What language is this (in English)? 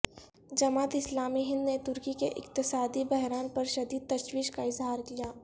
Urdu